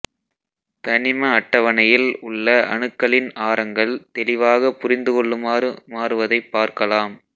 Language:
Tamil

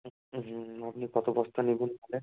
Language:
Bangla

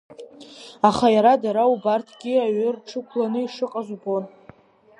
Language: Abkhazian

